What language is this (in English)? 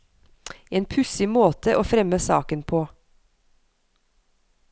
Norwegian